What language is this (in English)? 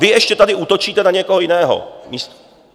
Czech